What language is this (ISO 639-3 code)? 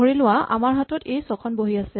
asm